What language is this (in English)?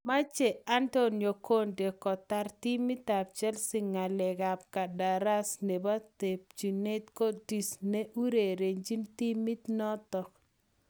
Kalenjin